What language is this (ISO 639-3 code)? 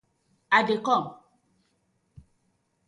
pcm